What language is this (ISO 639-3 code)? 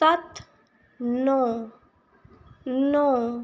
pan